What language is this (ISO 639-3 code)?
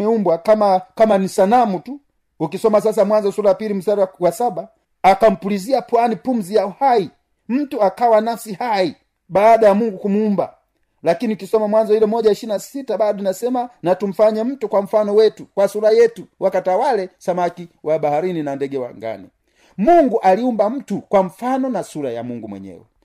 swa